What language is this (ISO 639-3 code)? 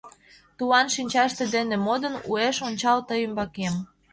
chm